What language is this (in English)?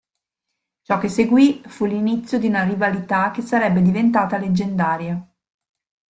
Italian